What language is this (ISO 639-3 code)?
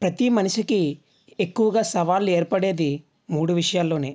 tel